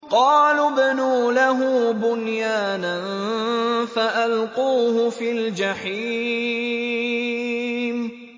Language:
Arabic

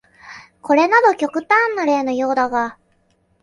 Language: Japanese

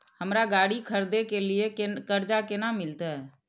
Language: Maithili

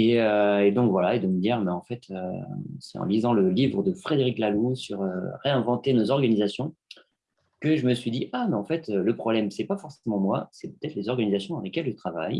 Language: French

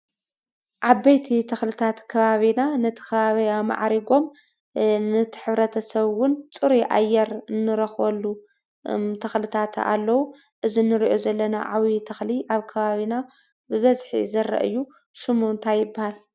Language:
Tigrinya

